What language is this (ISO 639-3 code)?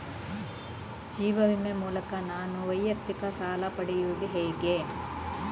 kan